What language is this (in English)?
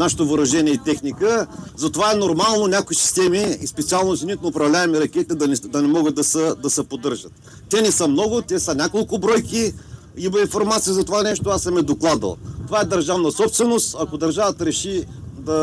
Bulgarian